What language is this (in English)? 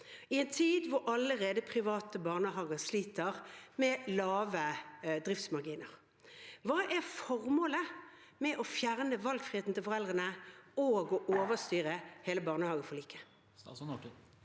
Norwegian